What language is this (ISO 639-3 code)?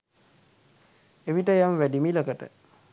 sin